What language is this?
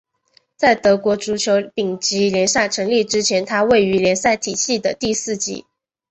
Chinese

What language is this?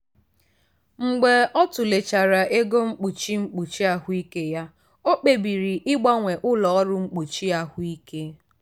Igbo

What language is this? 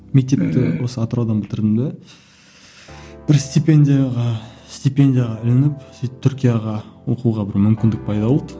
Kazakh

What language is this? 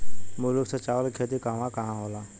Bhojpuri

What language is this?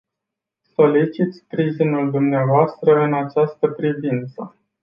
Romanian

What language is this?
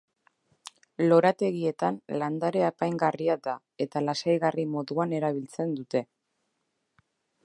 Basque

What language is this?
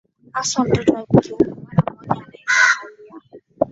Swahili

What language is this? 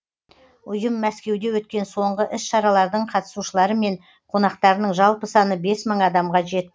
Kazakh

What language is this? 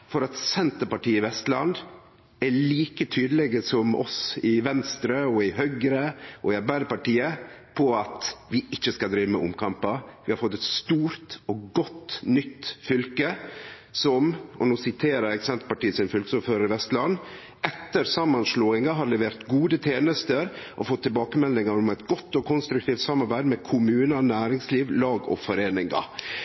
Norwegian Nynorsk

